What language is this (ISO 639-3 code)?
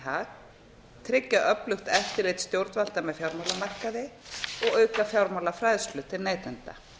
isl